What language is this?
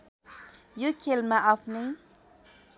Nepali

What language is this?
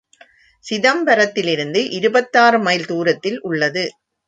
Tamil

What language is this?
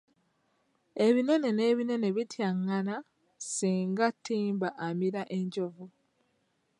Ganda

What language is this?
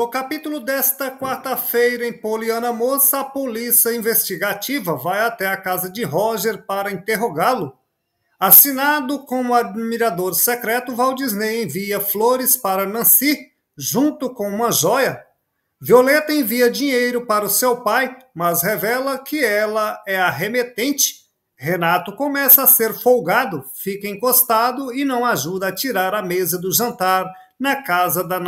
Portuguese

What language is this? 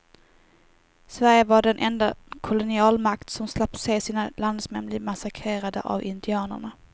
Swedish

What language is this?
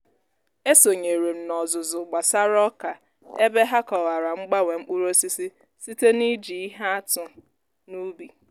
Igbo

